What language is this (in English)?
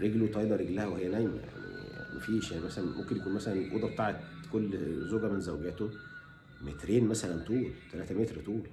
Arabic